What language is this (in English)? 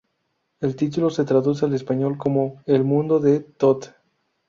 Spanish